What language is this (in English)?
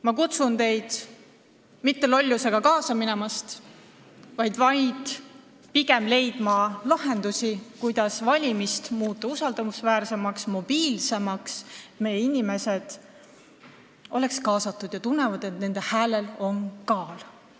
Estonian